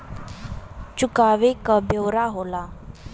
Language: Bhojpuri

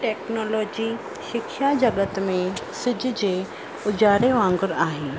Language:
Sindhi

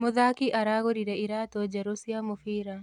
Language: Kikuyu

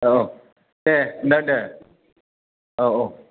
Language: Bodo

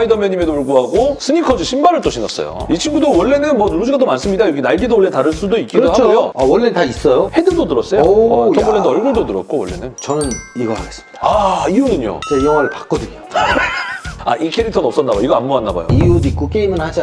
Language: Korean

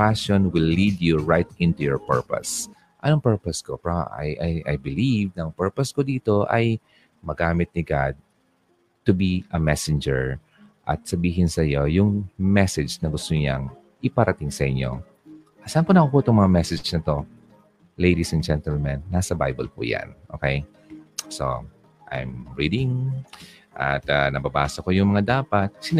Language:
Filipino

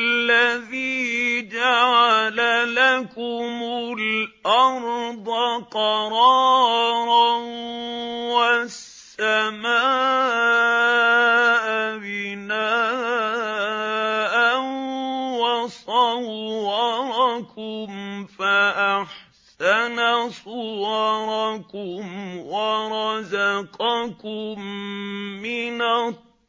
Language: Arabic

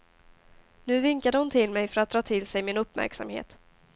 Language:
Swedish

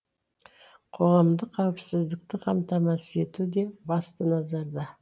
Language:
Kazakh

